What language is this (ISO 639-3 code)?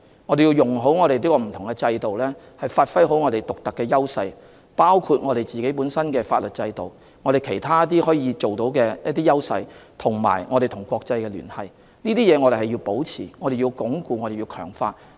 yue